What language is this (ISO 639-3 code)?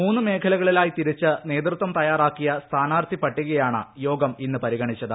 mal